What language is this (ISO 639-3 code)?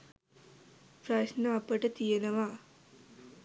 sin